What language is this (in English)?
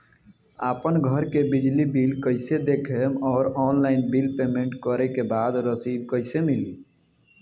Bhojpuri